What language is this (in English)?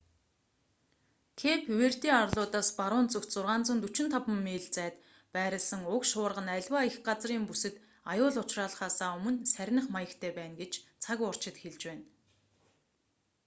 Mongolian